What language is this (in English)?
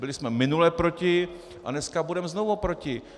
Czech